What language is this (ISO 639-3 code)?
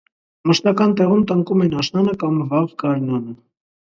hye